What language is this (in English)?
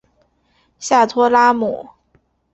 Chinese